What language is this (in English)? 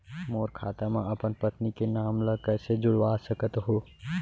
Chhattisgarhi